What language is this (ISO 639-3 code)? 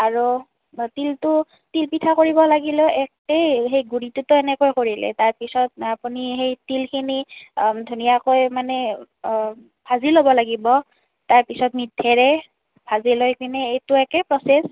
asm